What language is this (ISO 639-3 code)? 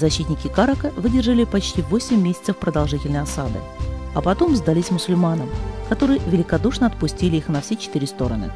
rus